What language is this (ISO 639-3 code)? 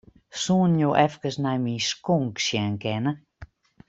fry